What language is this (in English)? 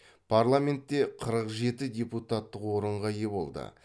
Kazakh